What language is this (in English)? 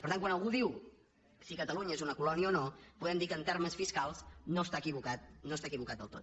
Catalan